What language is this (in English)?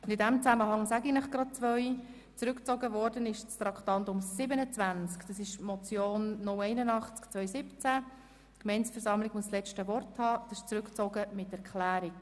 Swiss German